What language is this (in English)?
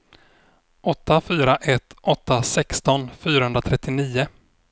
Swedish